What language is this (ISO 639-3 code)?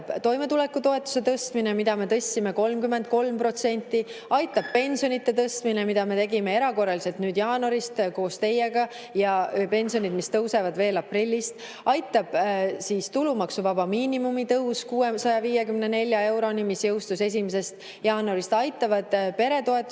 est